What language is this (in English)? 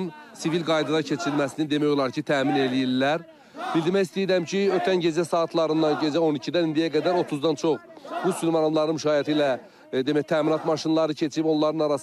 Turkish